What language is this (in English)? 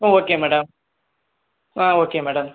Tamil